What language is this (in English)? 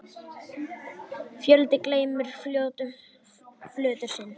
Icelandic